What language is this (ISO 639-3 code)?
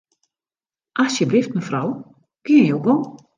fry